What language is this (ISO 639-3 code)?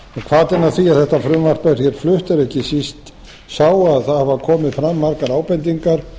isl